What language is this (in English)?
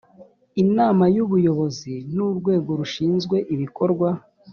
Kinyarwanda